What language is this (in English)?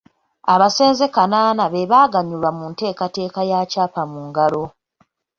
Ganda